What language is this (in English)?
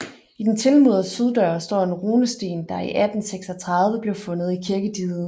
Danish